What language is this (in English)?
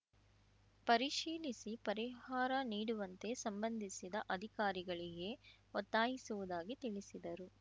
Kannada